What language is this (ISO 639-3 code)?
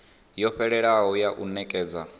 ven